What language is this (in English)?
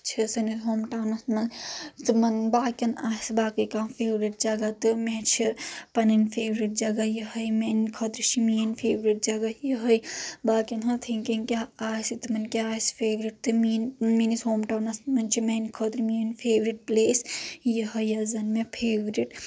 Kashmiri